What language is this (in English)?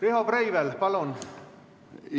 Estonian